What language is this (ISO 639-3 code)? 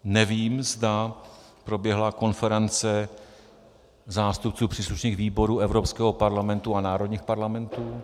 ces